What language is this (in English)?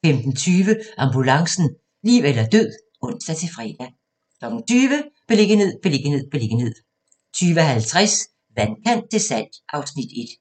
Danish